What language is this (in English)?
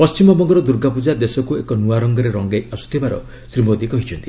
Odia